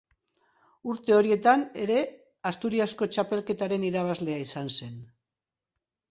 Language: Basque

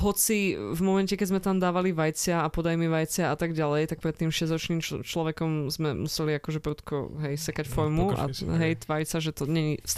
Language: Slovak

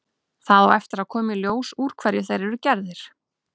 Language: Icelandic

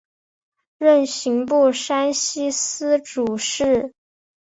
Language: Chinese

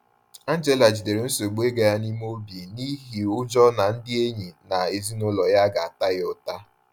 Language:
Igbo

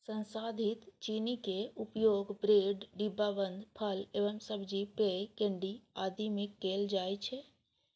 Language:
Maithili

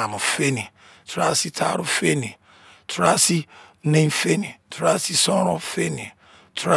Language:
Izon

